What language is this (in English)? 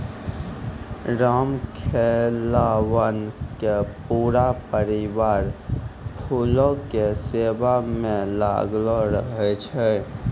Maithili